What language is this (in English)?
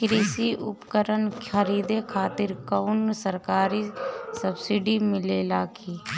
Bhojpuri